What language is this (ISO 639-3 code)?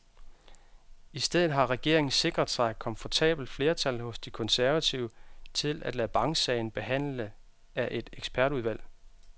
dan